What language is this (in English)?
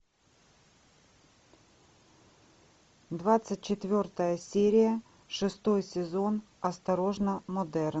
Russian